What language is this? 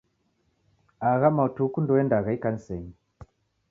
Taita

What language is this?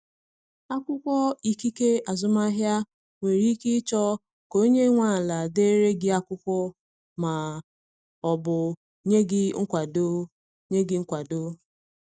Igbo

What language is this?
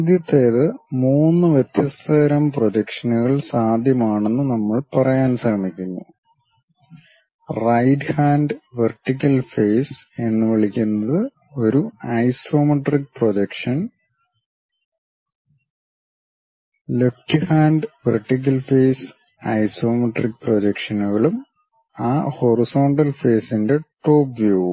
Malayalam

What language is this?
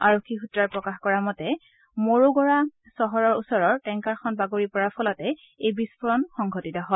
Assamese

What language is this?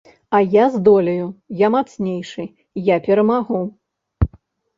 Belarusian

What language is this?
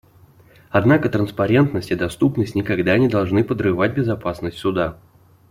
Russian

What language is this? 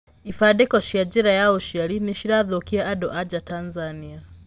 Kikuyu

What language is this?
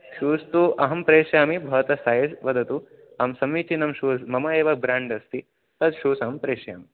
Sanskrit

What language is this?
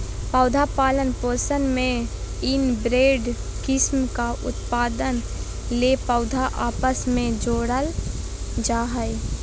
Magahi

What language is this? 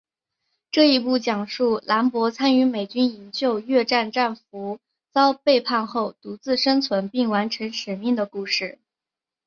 Chinese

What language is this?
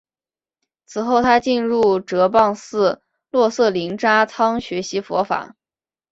Chinese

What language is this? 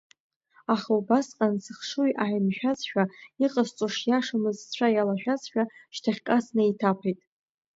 Abkhazian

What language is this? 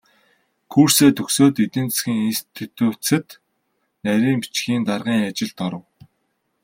Mongolian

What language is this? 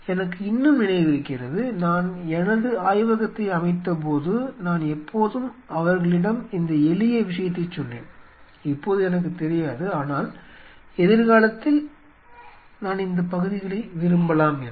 Tamil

